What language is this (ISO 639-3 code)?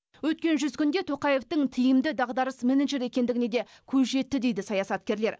kaz